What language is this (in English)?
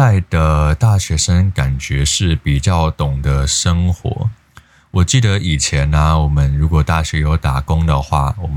Chinese